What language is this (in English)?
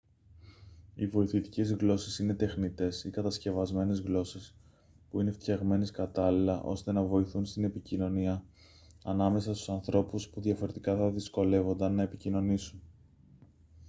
Greek